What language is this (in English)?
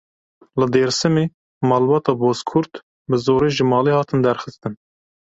Kurdish